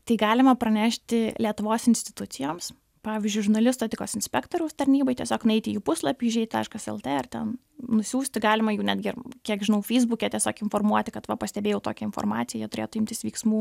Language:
Lithuanian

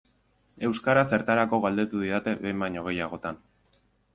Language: Basque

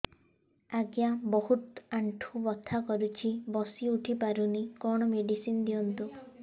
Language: Odia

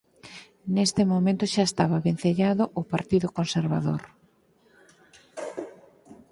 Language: Galician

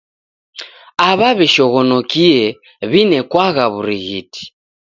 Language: Taita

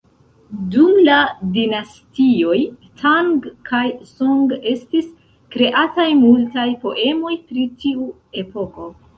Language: Esperanto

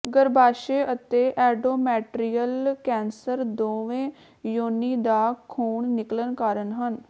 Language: Punjabi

